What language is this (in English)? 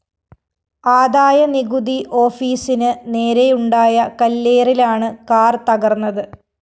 Malayalam